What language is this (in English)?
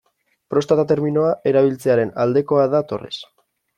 Basque